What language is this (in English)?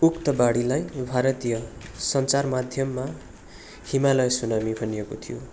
Nepali